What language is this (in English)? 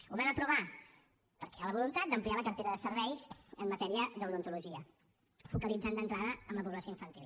Catalan